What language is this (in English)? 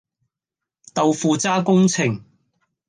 Cantonese